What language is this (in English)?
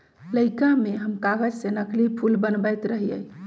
Magahi